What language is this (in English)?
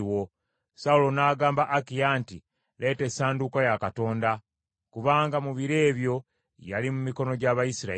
Ganda